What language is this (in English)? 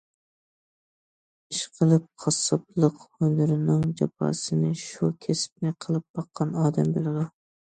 Uyghur